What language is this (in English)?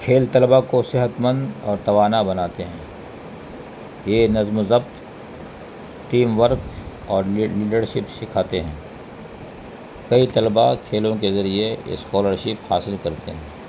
Urdu